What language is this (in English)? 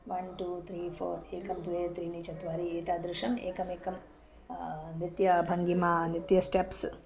Sanskrit